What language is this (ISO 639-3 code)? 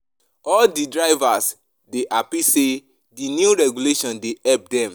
pcm